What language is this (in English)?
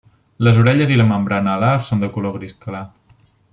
Catalan